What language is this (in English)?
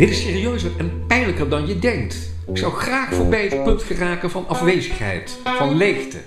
Dutch